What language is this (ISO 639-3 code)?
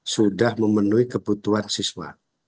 ind